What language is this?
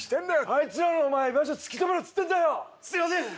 Japanese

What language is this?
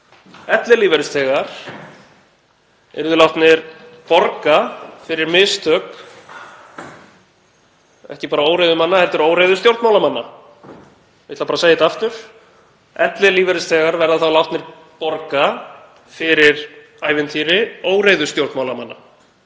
Icelandic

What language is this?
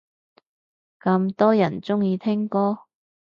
Cantonese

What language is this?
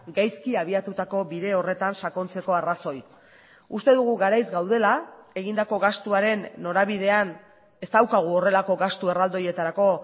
Basque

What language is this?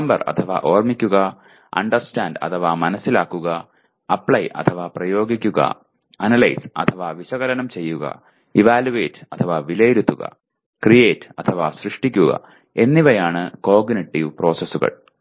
Malayalam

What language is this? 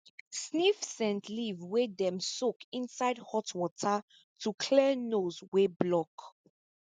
Nigerian Pidgin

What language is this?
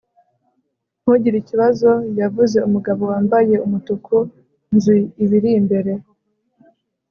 Kinyarwanda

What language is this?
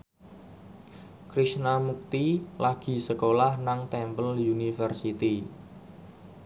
Javanese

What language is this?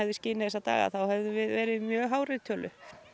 Icelandic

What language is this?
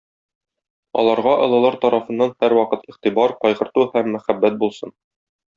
Tatar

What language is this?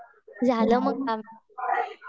Marathi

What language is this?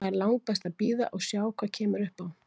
Icelandic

